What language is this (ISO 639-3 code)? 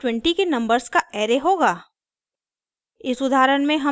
hin